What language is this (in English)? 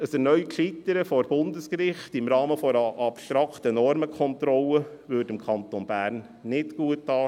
Swiss German